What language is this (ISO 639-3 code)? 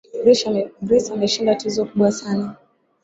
swa